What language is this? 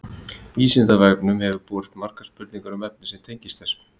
Icelandic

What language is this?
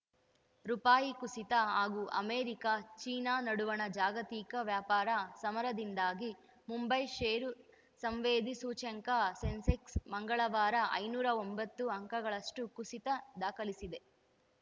Kannada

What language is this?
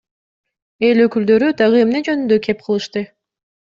Kyrgyz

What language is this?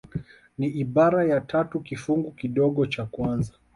Swahili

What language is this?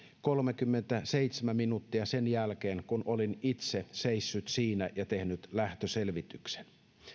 Finnish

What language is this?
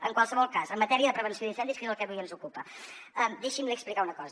Catalan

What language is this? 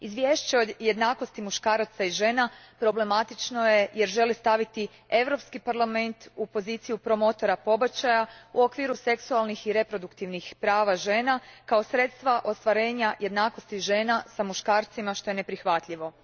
Croatian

